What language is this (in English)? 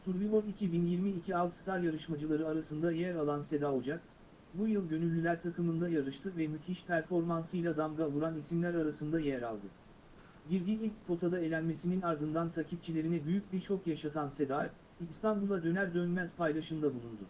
Turkish